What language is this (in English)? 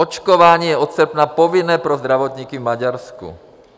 Czech